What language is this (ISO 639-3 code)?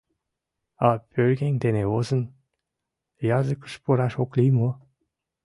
chm